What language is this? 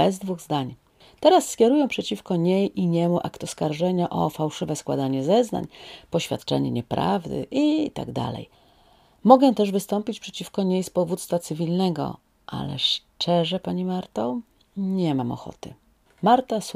Polish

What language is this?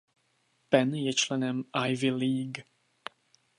Czech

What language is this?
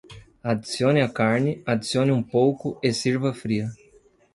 Portuguese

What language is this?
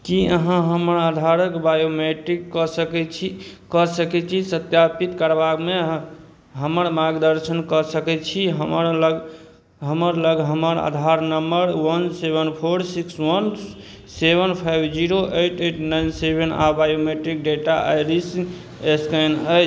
Maithili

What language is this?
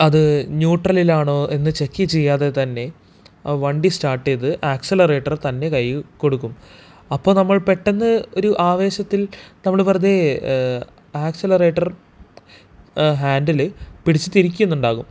Malayalam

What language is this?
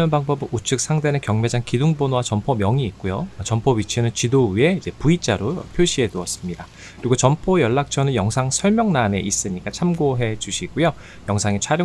Korean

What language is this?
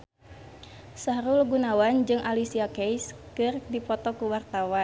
Sundanese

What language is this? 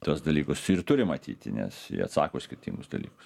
Lithuanian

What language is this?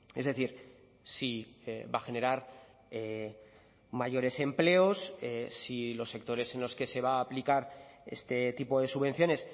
Spanish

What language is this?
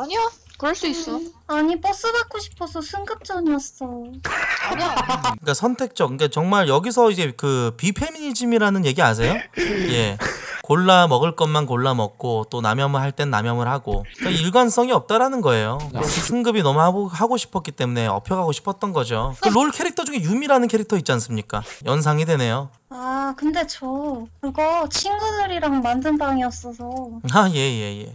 Korean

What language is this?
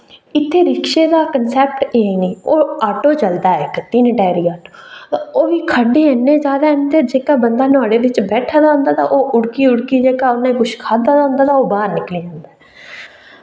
Dogri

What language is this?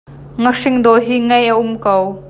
Hakha Chin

